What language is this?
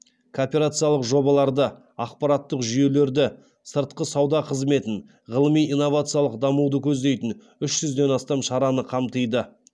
Kazakh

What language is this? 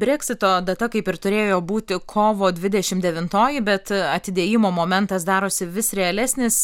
Lithuanian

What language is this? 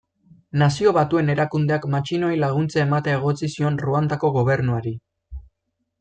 Basque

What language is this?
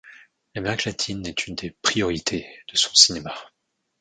French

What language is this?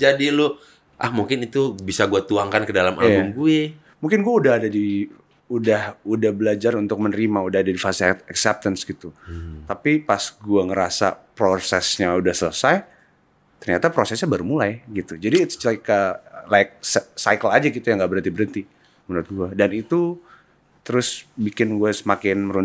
Indonesian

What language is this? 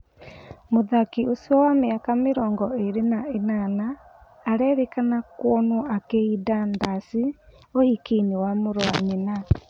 Kikuyu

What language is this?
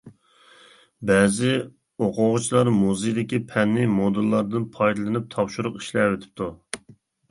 Uyghur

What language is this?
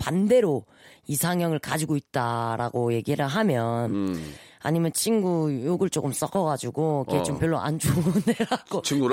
Korean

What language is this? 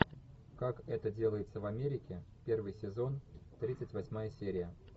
Russian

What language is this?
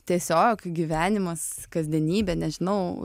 Lithuanian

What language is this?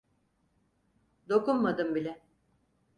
Turkish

